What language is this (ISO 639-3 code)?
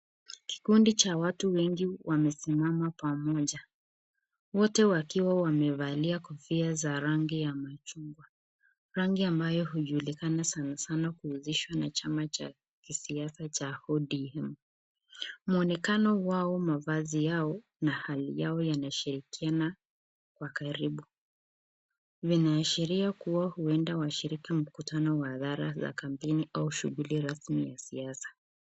swa